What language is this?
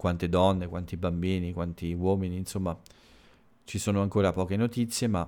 Italian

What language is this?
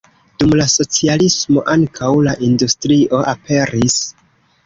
Esperanto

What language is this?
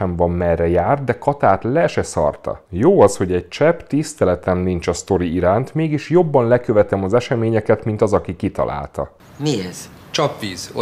Hungarian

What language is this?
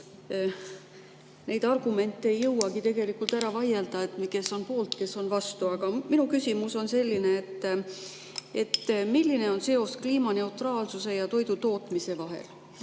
Estonian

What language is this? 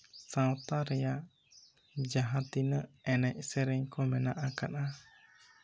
Santali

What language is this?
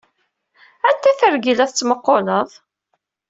Kabyle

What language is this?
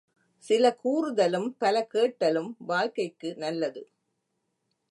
Tamil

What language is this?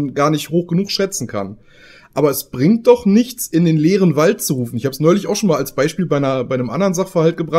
German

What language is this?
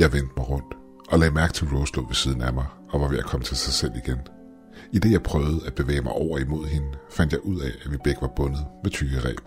Danish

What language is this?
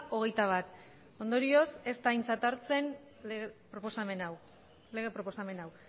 Basque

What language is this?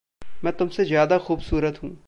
Hindi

